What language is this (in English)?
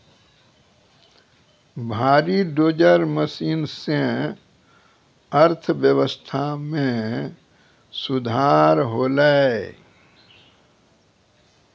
Maithili